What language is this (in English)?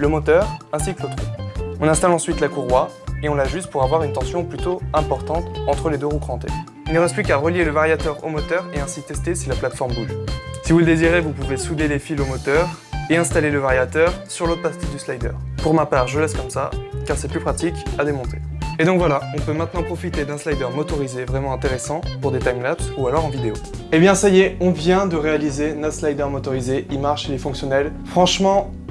French